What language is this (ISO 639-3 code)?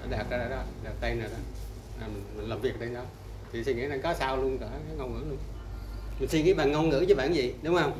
vie